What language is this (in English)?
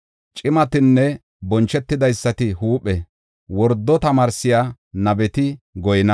Gofa